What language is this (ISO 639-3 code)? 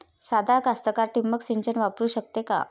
mar